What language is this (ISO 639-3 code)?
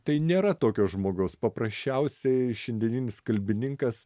lit